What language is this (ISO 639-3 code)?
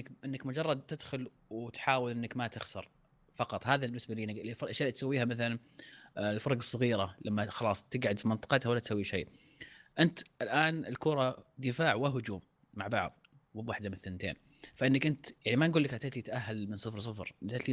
ara